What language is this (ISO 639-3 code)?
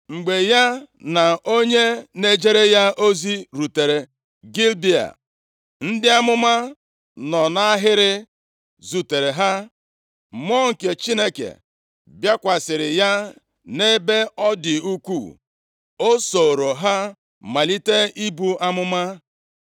ibo